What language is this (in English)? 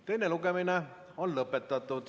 Estonian